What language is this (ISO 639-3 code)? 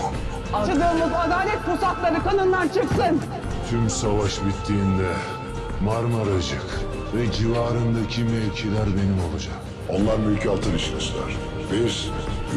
tur